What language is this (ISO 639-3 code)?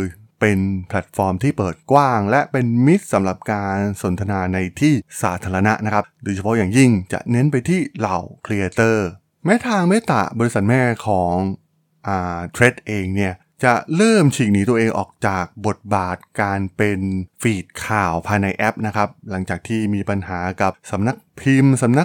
tha